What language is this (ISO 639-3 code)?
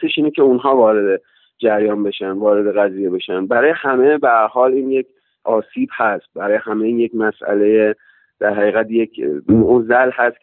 fas